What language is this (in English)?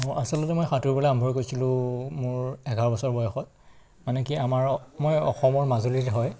Assamese